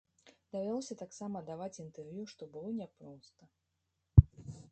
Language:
Belarusian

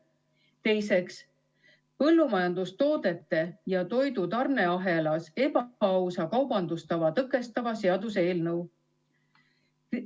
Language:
Estonian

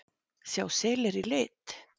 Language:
Icelandic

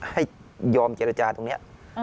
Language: Thai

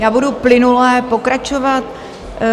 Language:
Czech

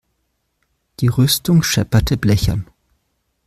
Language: German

